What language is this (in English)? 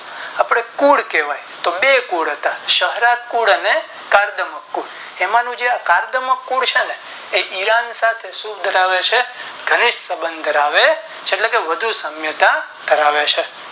Gujarati